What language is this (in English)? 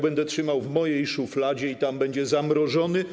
Polish